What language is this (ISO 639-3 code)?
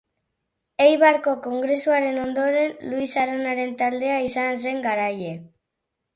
eus